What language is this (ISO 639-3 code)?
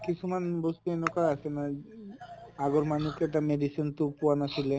asm